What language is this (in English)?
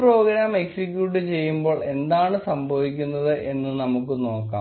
Malayalam